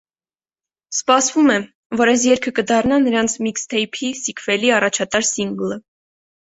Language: Armenian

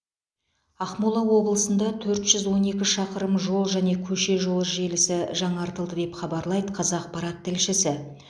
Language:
Kazakh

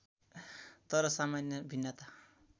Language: Nepali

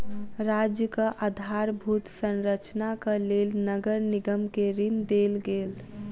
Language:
Maithili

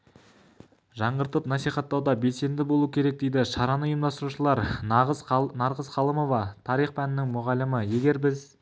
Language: Kazakh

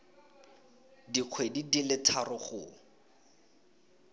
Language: Tswana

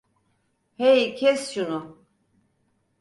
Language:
Turkish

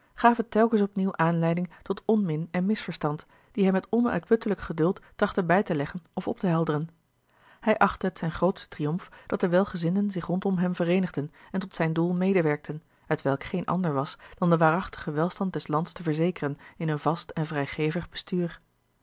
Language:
Dutch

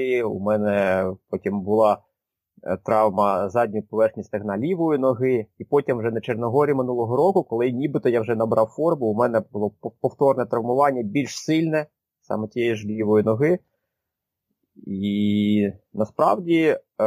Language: Ukrainian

